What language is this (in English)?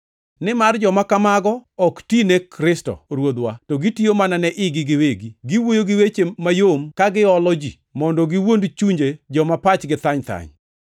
Luo (Kenya and Tanzania)